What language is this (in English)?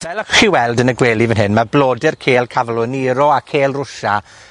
Welsh